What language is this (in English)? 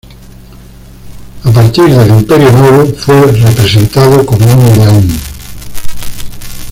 Spanish